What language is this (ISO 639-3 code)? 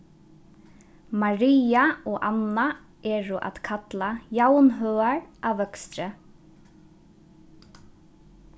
fao